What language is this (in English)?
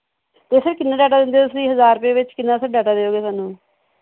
Punjabi